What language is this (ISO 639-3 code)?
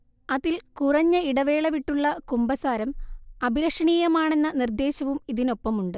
mal